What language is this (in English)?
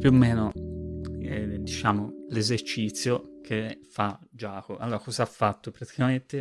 Italian